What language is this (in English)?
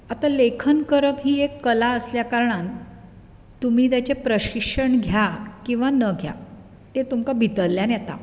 Konkani